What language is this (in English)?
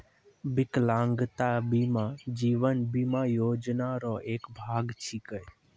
Maithili